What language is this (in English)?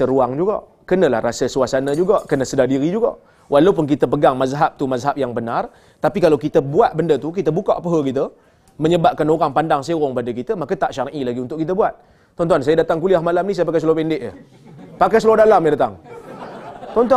Malay